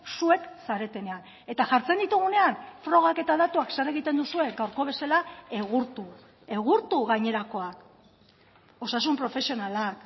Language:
Basque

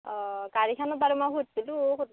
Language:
Assamese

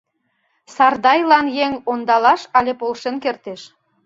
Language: Mari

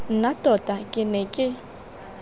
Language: Tswana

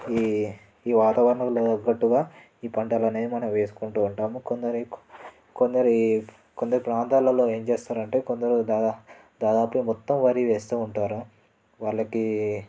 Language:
Telugu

